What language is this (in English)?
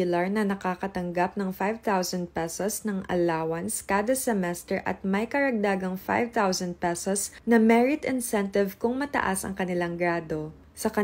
Filipino